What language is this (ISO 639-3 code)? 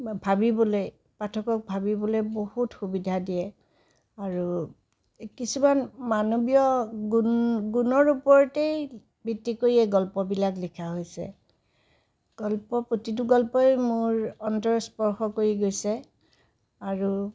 asm